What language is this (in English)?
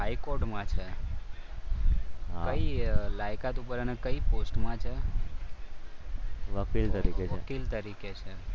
Gujarati